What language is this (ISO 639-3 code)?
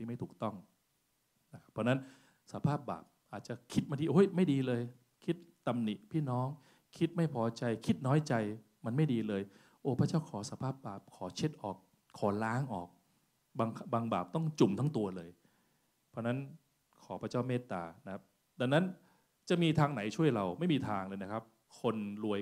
tha